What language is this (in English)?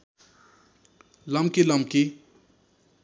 Nepali